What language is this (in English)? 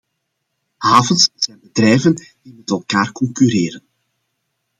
Dutch